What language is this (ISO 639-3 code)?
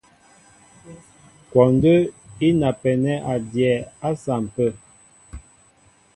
mbo